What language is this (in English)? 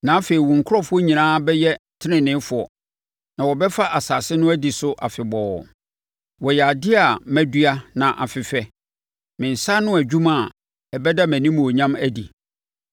Akan